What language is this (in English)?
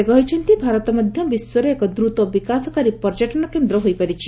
Odia